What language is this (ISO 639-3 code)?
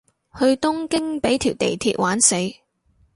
yue